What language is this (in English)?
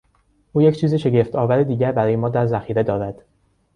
Persian